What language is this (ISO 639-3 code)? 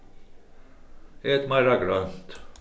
fao